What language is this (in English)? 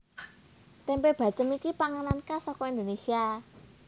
Javanese